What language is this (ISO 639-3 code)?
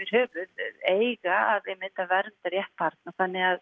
isl